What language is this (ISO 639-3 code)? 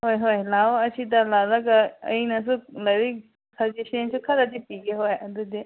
mni